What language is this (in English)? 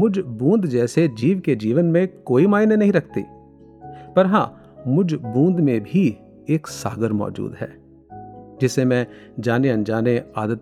Hindi